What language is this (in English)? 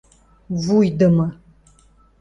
Western Mari